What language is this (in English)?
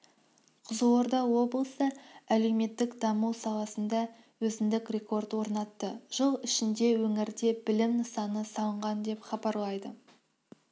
Kazakh